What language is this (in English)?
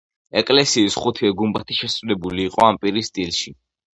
Georgian